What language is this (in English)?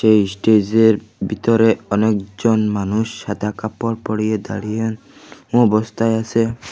Bangla